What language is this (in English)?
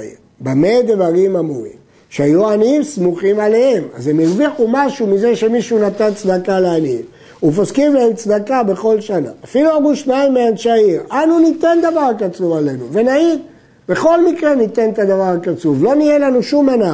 Hebrew